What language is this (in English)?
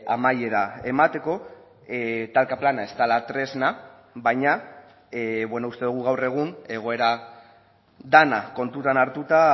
Basque